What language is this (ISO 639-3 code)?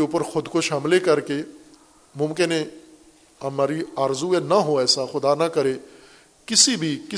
urd